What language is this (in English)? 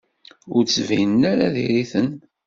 Kabyle